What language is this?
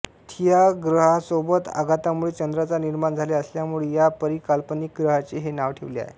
Marathi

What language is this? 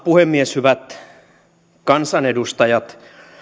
Finnish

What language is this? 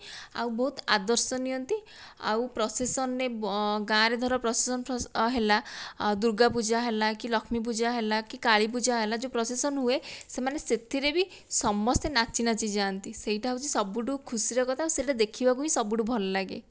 Odia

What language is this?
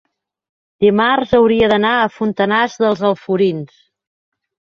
Catalan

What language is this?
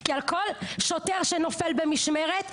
Hebrew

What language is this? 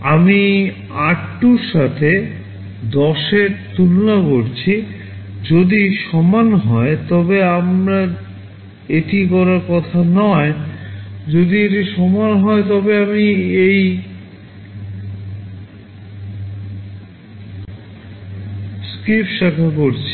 Bangla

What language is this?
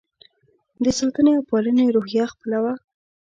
Pashto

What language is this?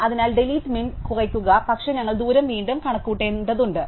Malayalam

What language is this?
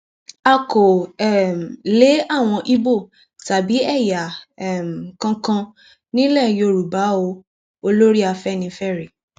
Yoruba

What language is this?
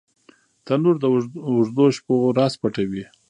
Pashto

